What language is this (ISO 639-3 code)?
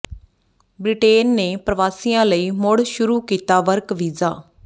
pan